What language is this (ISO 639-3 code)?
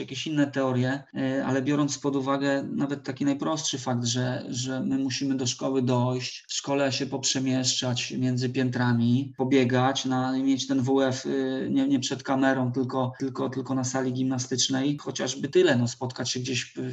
pol